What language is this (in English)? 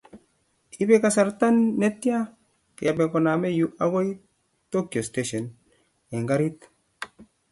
Kalenjin